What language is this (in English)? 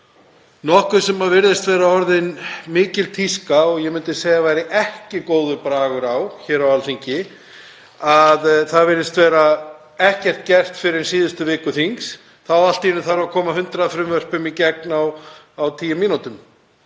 Icelandic